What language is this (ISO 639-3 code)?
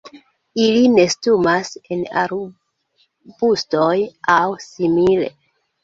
epo